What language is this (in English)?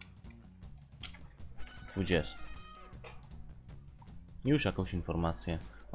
Polish